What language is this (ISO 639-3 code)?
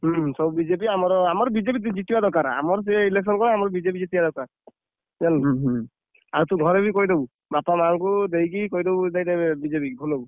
ori